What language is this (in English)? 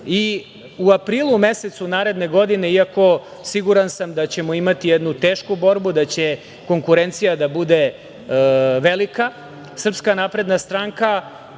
Serbian